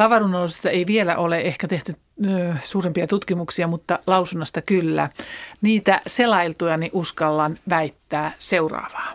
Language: Finnish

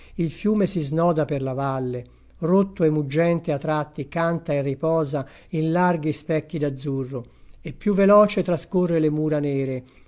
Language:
Italian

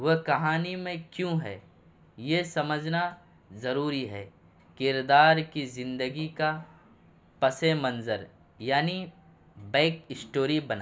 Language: Urdu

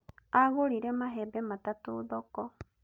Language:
Kikuyu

